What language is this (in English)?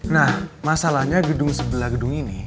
Indonesian